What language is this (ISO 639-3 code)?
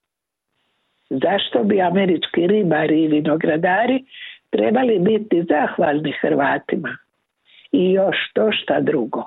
hrv